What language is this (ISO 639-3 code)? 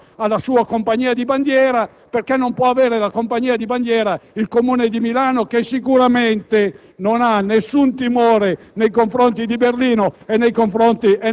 ita